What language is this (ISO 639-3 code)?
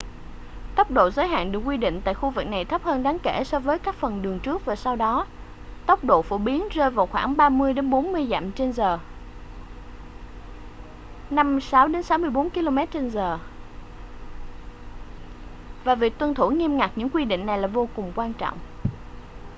vie